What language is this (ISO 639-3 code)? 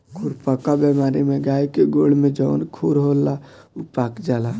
bho